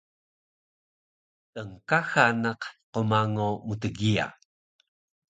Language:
Taroko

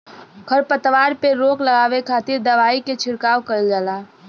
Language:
Bhojpuri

